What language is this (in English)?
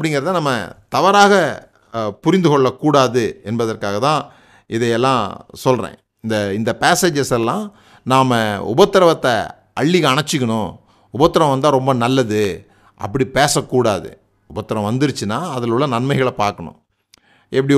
Tamil